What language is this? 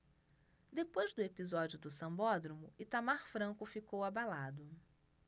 Portuguese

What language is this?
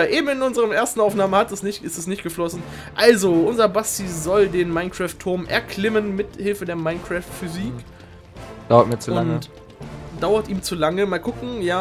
German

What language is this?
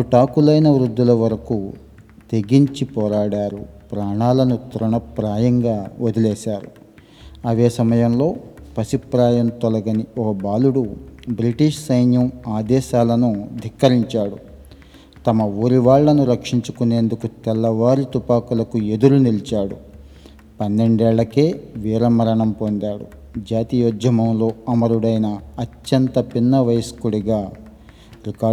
Telugu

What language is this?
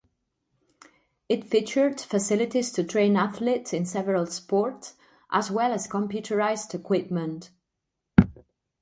English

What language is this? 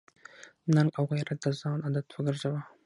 Pashto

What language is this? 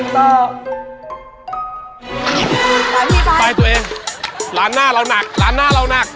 Thai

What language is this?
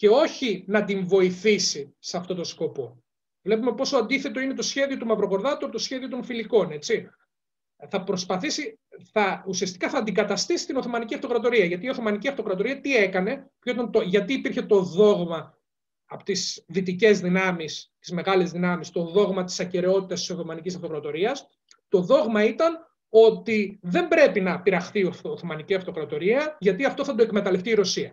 Greek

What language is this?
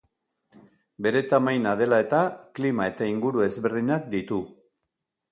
Basque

